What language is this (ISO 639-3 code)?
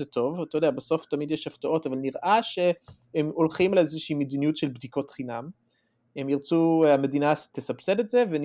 heb